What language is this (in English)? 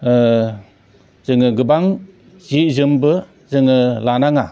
Bodo